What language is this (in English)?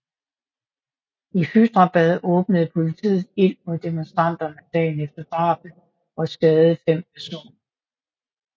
Danish